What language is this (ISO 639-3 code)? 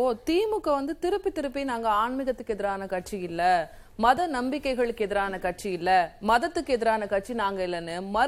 tam